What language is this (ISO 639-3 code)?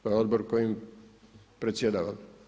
hrv